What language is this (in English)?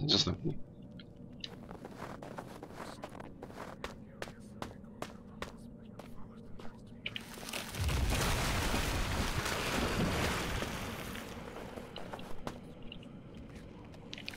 Polish